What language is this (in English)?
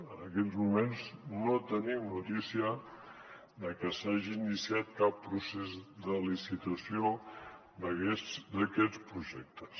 Catalan